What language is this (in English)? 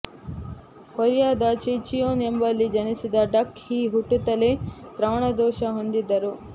Kannada